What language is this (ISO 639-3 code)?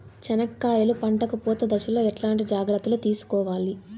tel